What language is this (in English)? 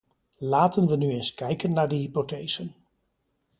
Dutch